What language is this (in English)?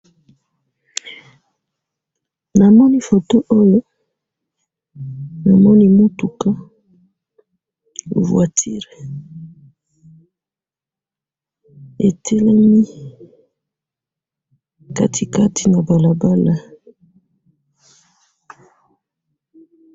Lingala